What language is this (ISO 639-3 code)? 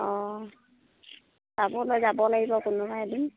asm